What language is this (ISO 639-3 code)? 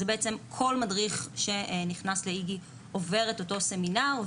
heb